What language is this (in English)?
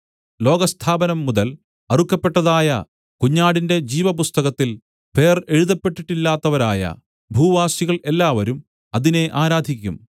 Malayalam